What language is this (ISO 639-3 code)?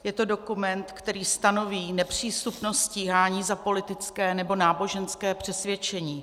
ces